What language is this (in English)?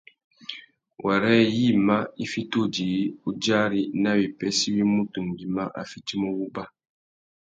Tuki